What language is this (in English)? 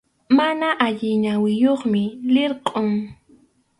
Arequipa-La Unión Quechua